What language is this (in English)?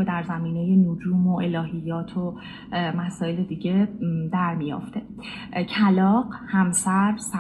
Persian